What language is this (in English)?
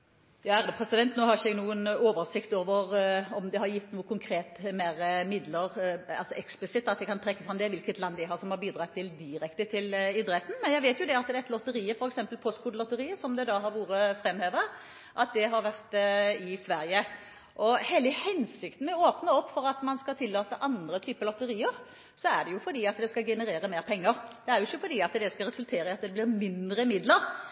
Norwegian Bokmål